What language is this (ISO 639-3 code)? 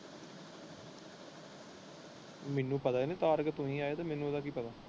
pan